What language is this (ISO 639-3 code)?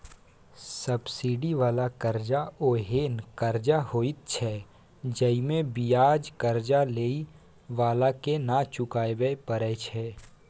mai